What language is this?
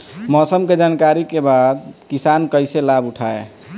Bhojpuri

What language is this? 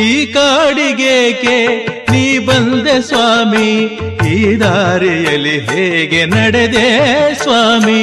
Kannada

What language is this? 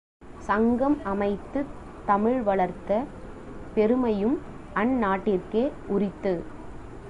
Tamil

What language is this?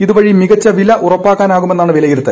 Malayalam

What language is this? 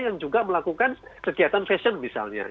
Indonesian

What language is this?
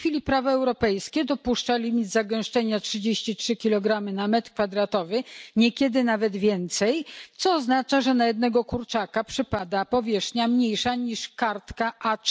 Polish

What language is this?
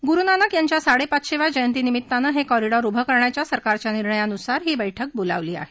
Marathi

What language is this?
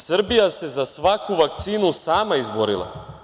Serbian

